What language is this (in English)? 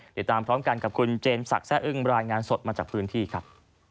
Thai